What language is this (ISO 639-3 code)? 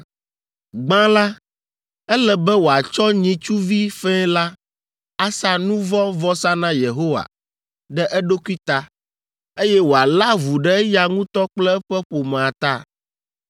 ewe